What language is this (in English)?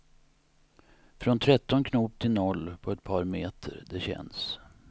Swedish